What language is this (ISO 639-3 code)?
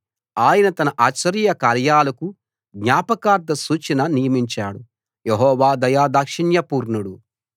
tel